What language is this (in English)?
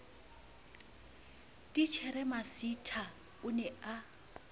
Southern Sotho